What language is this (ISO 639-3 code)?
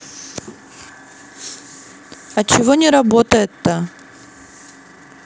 rus